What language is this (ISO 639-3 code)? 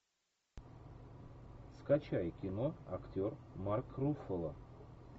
rus